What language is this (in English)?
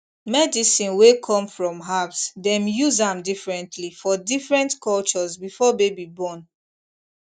Nigerian Pidgin